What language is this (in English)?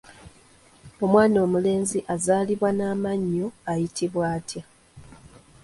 Ganda